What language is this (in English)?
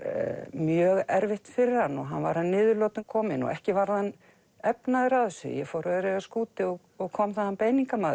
Icelandic